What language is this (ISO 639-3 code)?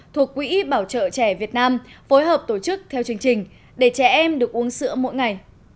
vie